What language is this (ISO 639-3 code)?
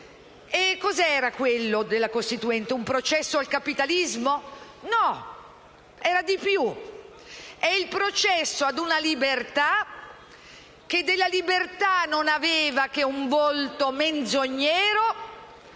ita